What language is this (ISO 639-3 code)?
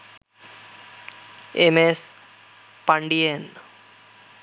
ben